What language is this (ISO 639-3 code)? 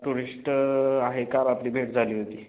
mar